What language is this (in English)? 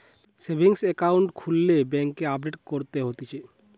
Bangla